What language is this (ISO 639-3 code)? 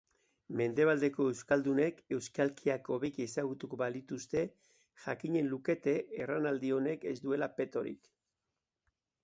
eus